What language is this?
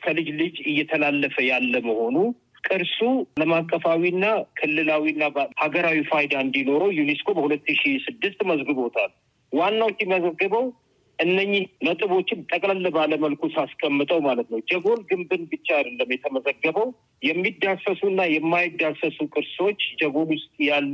Amharic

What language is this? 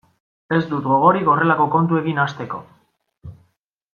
Basque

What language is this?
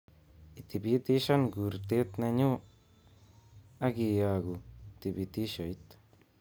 Kalenjin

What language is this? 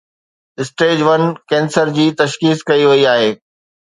Sindhi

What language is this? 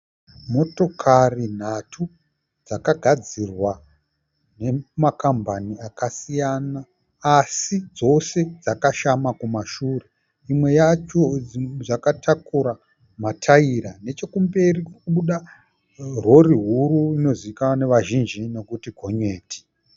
Shona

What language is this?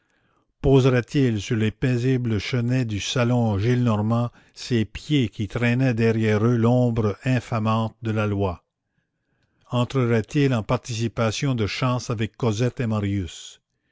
French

